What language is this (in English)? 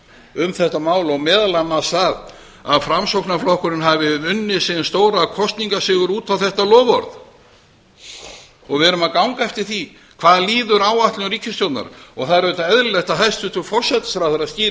Icelandic